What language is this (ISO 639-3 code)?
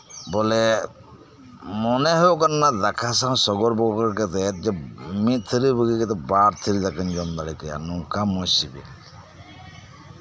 sat